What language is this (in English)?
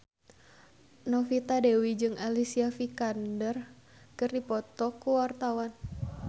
Sundanese